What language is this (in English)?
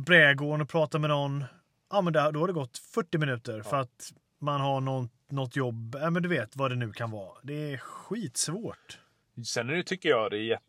Swedish